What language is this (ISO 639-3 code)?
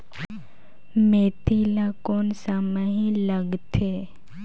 hne